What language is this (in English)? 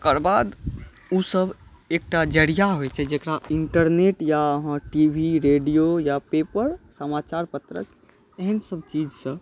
Maithili